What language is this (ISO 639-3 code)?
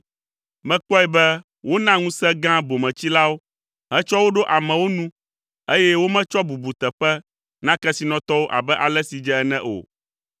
ewe